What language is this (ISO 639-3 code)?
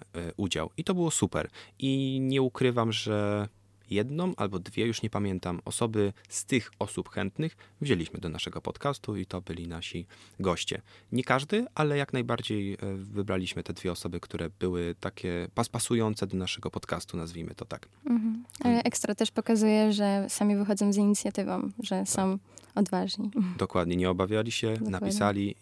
pol